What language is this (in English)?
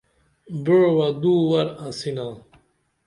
Dameli